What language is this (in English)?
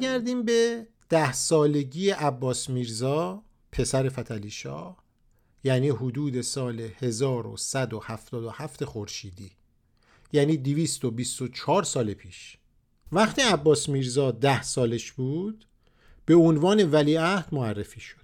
Persian